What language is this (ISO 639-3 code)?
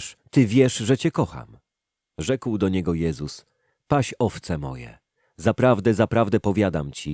pol